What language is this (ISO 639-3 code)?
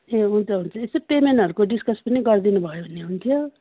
nep